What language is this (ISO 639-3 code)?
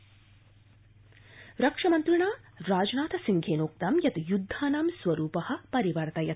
san